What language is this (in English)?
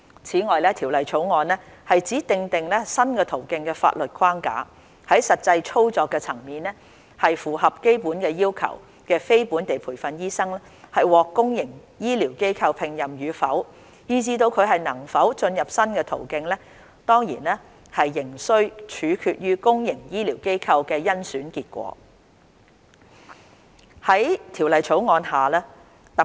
Cantonese